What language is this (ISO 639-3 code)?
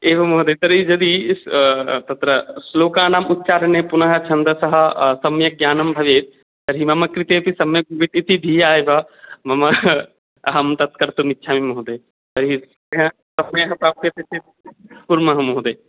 san